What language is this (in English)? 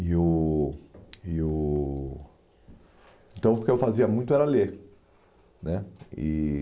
Portuguese